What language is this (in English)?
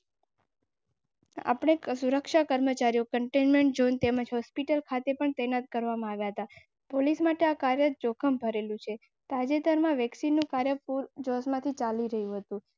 Gujarati